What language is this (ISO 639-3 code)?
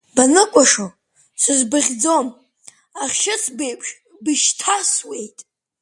abk